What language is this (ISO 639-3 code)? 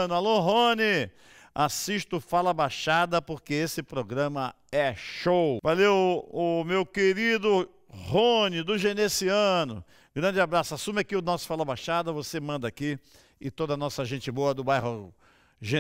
por